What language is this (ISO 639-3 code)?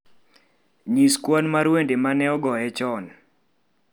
luo